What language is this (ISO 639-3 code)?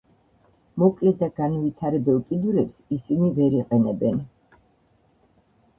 kat